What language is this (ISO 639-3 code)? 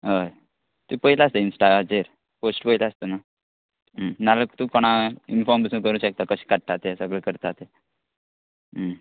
kok